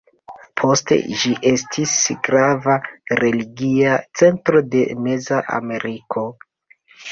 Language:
Esperanto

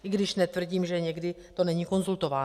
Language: Czech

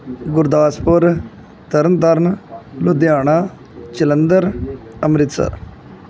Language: Punjabi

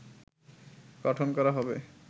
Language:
Bangla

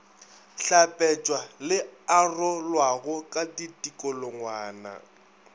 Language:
Northern Sotho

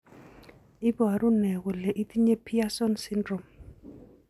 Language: Kalenjin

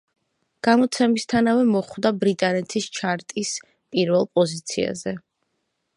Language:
Georgian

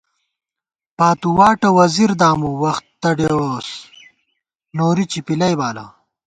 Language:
Gawar-Bati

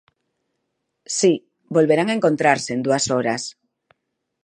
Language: Galician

